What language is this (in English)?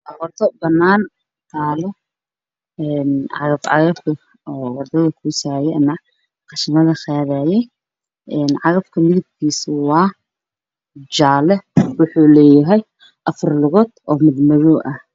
Somali